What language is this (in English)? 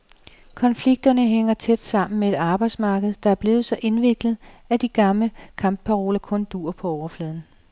Danish